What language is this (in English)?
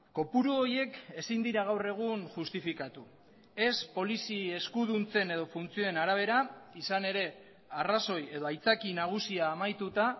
Basque